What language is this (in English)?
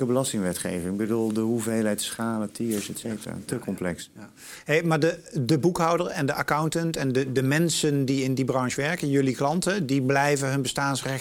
Dutch